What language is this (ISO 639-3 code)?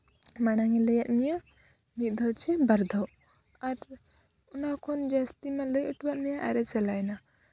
sat